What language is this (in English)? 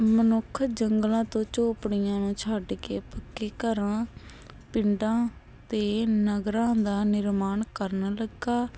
Punjabi